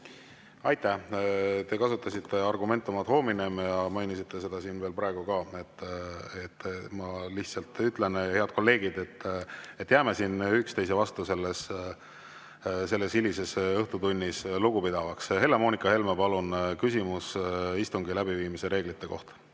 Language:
Estonian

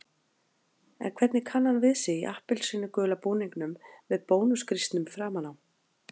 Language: Icelandic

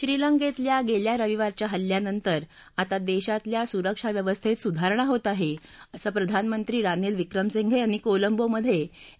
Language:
Marathi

